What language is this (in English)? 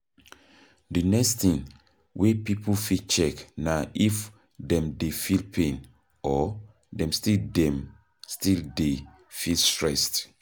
Nigerian Pidgin